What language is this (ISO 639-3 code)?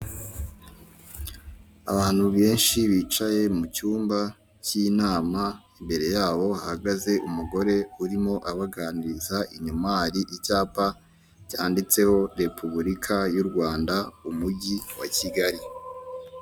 kin